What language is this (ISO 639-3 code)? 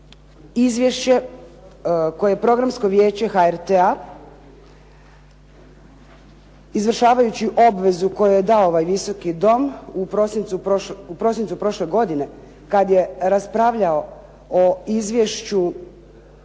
hrv